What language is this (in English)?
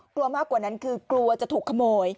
Thai